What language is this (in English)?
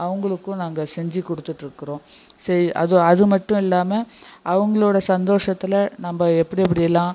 Tamil